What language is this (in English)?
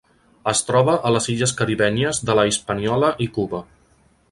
Catalan